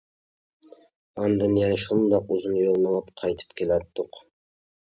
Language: Uyghur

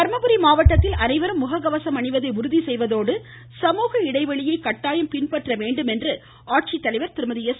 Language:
Tamil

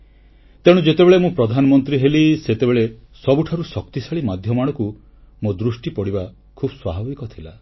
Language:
Odia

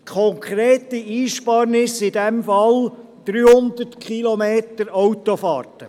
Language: Swiss German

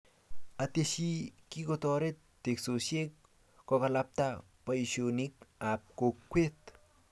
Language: Kalenjin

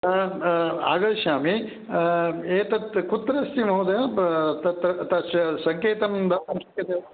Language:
Sanskrit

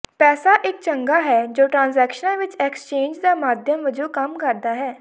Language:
Punjabi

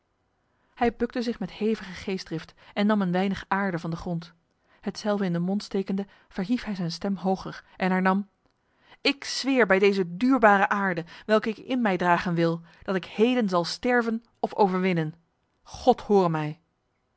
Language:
Dutch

